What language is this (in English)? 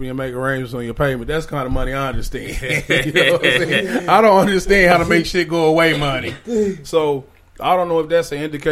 English